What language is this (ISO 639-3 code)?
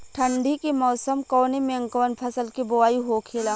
bho